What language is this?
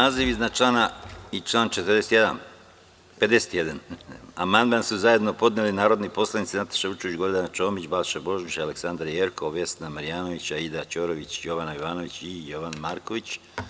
Serbian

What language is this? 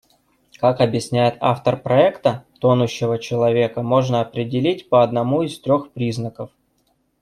Russian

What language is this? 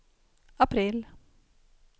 Swedish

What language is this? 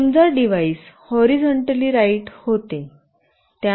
Marathi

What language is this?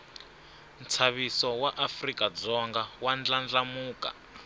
Tsonga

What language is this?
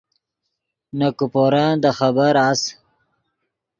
Yidgha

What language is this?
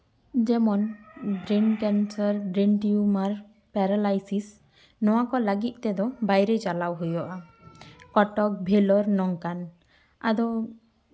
Santali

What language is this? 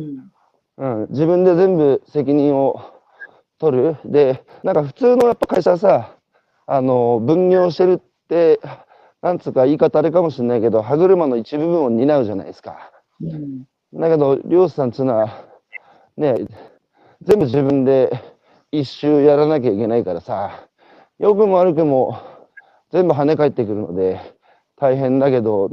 Japanese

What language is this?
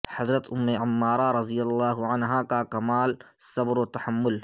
Urdu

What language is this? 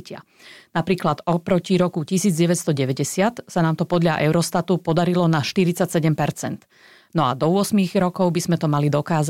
Slovak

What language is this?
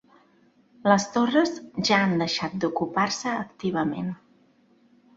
Catalan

